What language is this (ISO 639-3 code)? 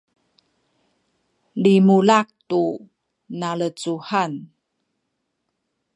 szy